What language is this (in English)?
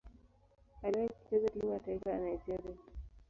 Swahili